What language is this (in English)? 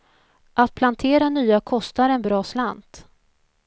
Swedish